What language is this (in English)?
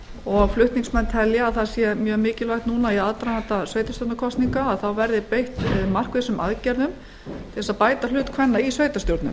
Icelandic